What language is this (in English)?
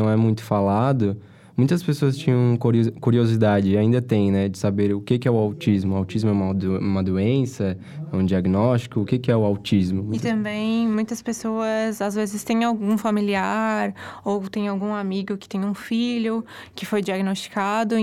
Portuguese